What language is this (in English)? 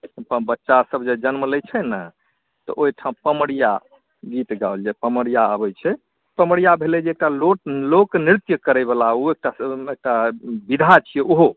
Maithili